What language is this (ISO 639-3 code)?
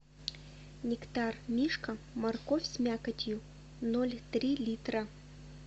rus